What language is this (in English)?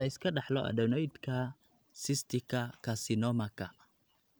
Somali